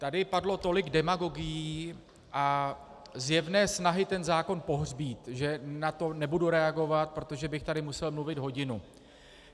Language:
Czech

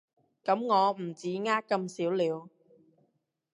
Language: Cantonese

